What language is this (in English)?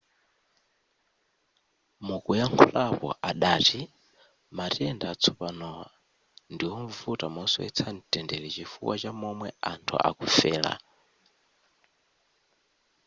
Nyanja